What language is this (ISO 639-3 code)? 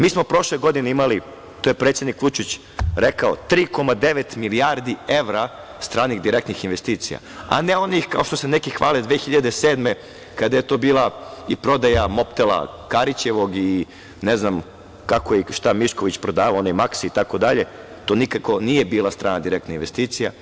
srp